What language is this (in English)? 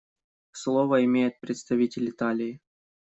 Russian